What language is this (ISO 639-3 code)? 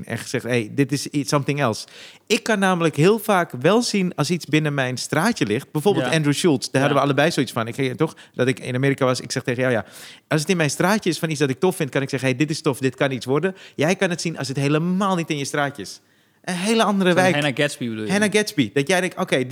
nld